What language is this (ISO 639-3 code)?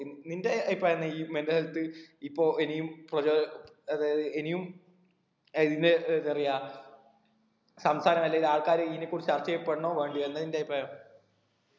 mal